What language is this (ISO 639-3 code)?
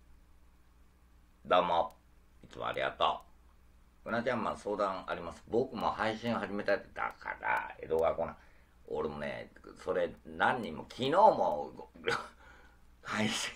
jpn